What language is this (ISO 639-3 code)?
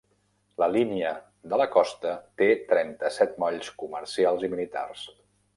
cat